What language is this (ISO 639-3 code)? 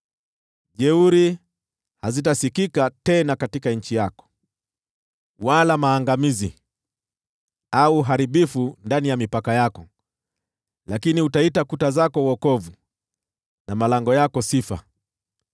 swa